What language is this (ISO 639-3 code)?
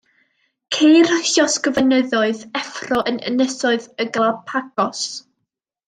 cym